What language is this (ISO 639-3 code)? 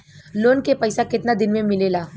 bho